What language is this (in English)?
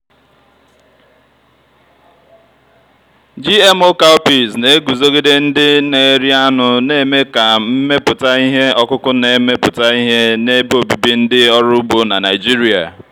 Igbo